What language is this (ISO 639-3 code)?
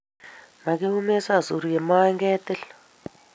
kln